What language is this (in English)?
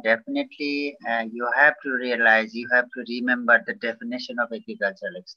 Indonesian